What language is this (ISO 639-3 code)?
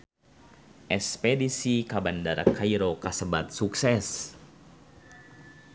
sun